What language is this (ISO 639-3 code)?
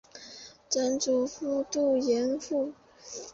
zho